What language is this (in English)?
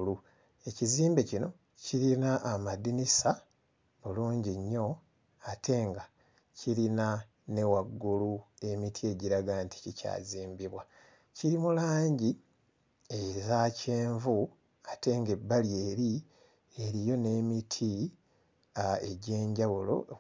Ganda